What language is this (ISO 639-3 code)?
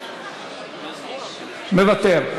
heb